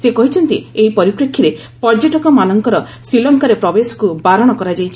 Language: Odia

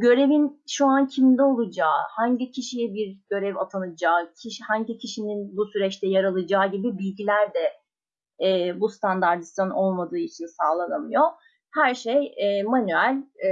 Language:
Turkish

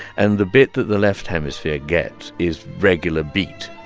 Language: English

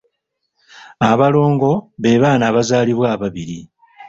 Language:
Ganda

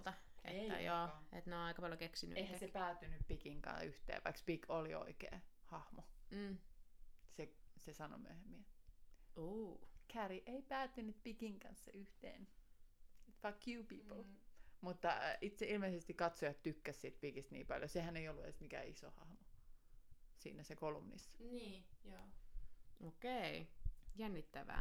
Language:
Finnish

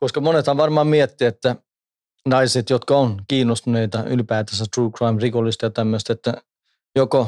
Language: Finnish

